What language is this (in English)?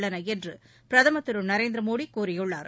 Tamil